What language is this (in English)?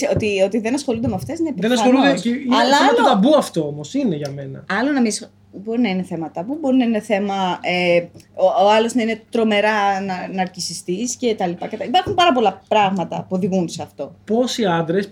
Greek